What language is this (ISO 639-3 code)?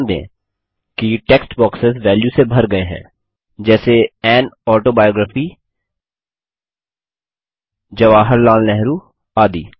hin